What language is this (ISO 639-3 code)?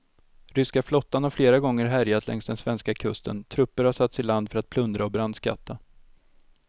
swe